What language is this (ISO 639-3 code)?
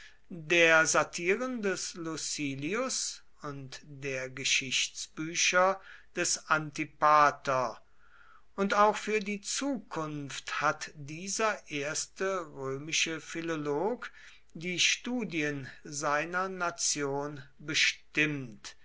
deu